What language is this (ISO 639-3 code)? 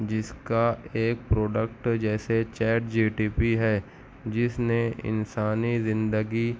urd